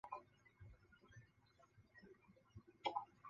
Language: Chinese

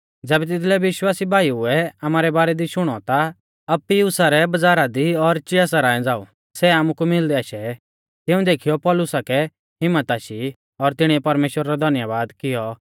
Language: Mahasu Pahari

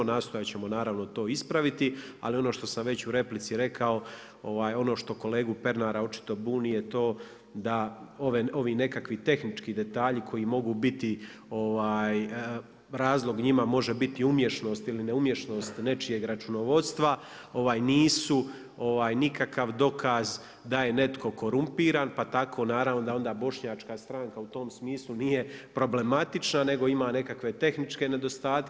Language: Croatian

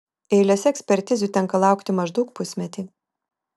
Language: Lithuanian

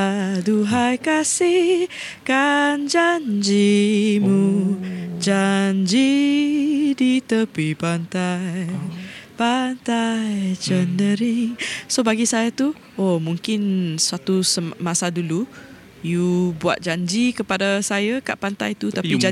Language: Malay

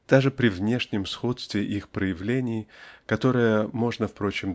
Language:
Russian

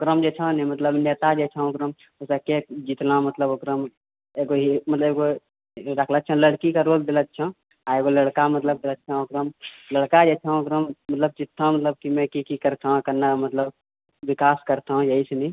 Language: Maithili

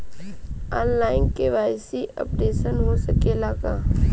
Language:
Bhojpuri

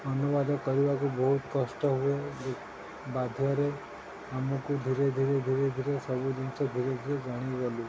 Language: Odia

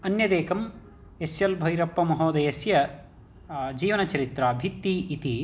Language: Sanskrit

